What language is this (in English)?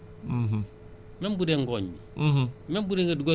Wolof